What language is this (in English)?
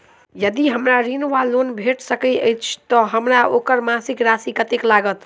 Maithili